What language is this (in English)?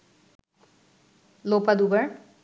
Bangla